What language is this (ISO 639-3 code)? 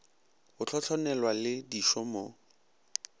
nso